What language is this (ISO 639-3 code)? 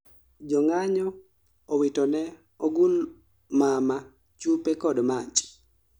luo